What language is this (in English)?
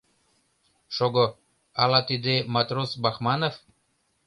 Mari